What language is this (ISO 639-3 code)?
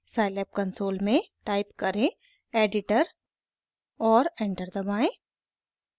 hin